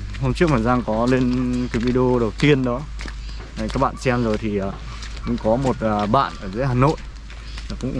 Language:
Vietnamese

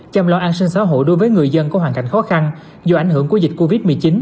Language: Vietnamese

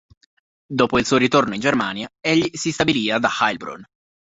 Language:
Italian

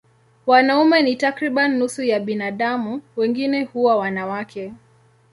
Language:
Swahili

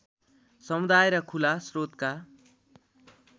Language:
Nepali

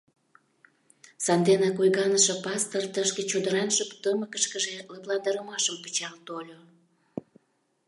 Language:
Mari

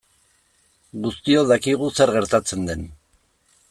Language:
Basque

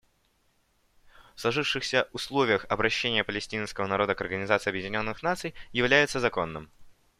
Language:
Russian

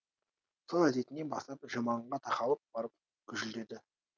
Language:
Kazakh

